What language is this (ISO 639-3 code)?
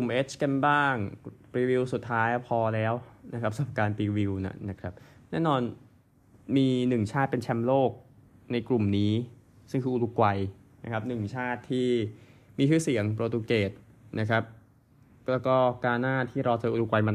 tha